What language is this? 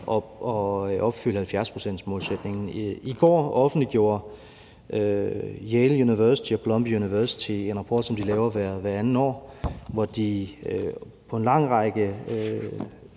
Danish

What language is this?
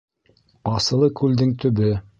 Bashkir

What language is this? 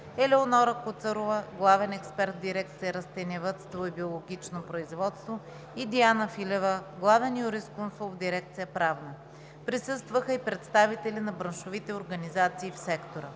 Bulgarian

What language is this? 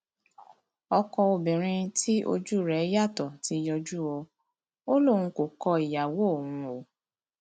Yoruba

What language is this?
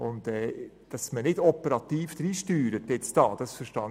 Swiss German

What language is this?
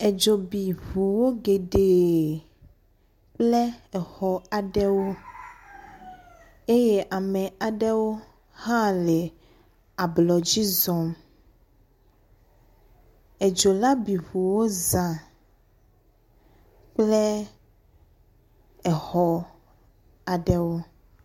Ewe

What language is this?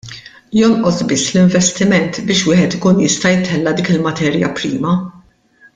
Maltese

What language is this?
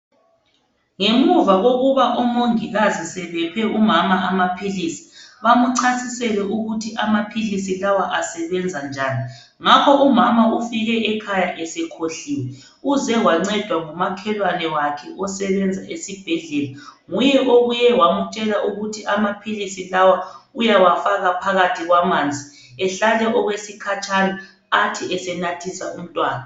North Ndebele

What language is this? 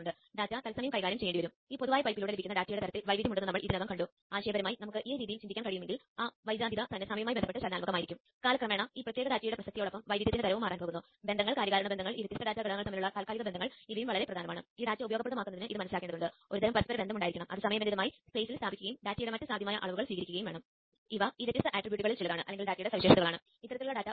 Malayalam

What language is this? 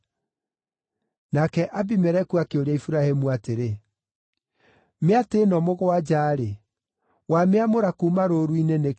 Kikuyu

